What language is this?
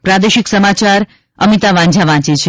Gujarati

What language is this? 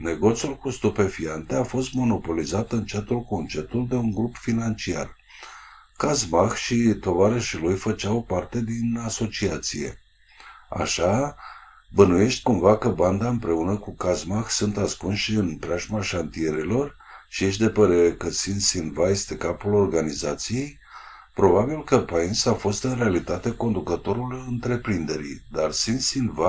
Romanian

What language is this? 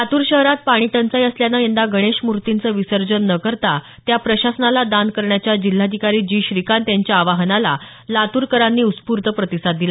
Marathi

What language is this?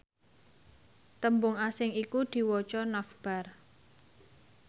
Javanese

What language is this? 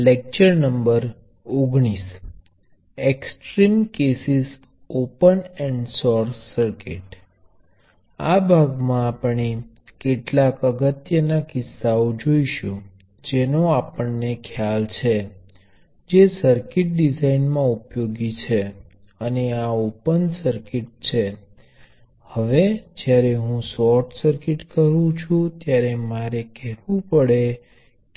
Gujarati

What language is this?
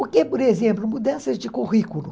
Portuguese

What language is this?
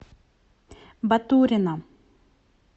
Russian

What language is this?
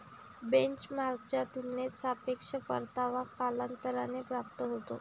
Marathi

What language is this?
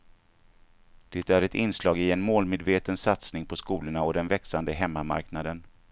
Swedish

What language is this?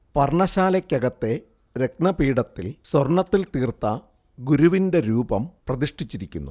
Malayalam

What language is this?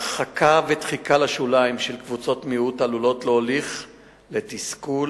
Hebrew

